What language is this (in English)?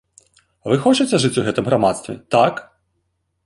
Belarusian